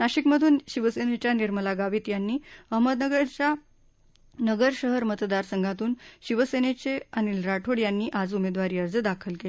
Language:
Marathi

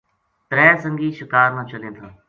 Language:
Gujari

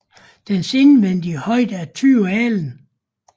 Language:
Danish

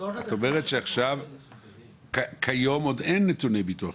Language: Hebrew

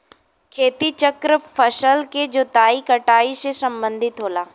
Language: Bhojpuri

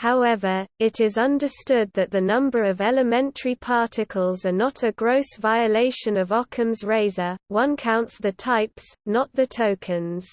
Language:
English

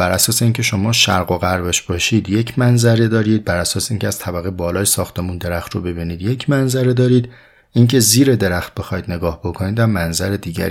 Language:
Persian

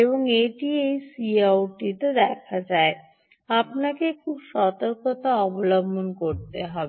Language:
Bangla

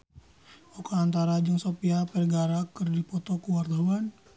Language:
Sundanese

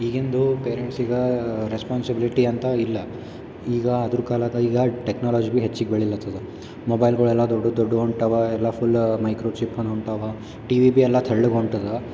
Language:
Kannada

